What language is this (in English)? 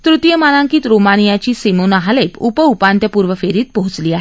Marathi